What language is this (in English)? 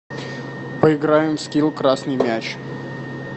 Russian